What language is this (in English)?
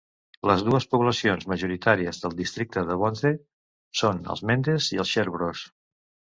Catalan